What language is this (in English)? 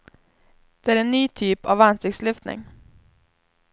Swedish